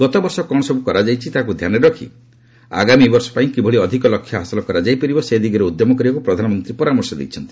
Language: Odia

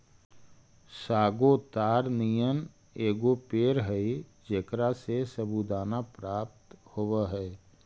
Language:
Magahi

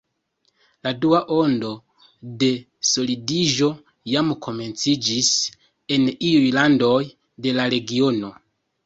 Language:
Esperanto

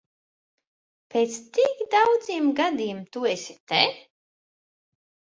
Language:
Latvian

